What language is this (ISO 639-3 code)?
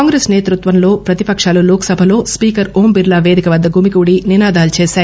tel